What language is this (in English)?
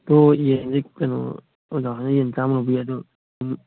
Manipuri